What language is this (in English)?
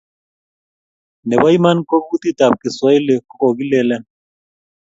Kalenjin